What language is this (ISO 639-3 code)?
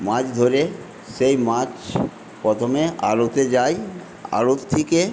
ben